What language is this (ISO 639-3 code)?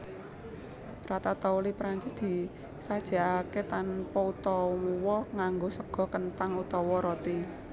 jav